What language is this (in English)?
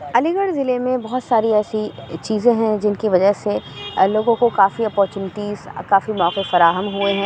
Urdu